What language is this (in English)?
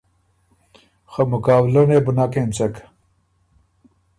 Ormuri